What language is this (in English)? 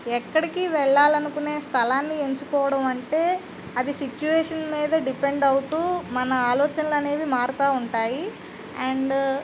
Telugu